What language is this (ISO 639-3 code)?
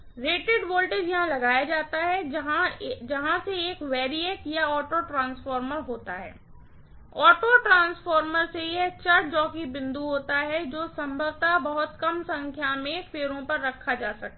hin